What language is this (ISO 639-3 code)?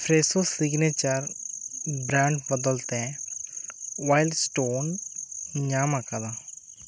sat